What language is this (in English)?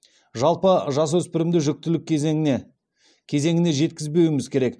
Kazakh